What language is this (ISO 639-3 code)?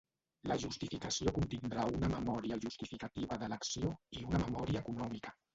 cat